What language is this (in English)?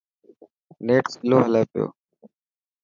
Dhatki